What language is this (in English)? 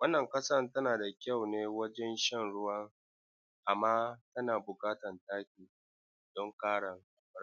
Hausa